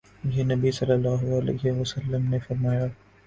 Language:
Urdu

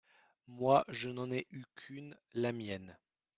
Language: French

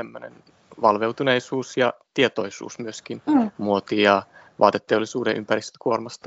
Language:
Finnish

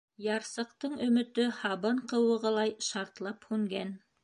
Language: Bashkir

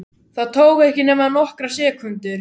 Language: Icelandic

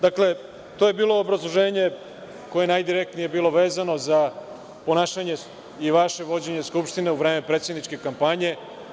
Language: Serbian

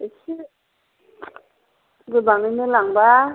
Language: Bodo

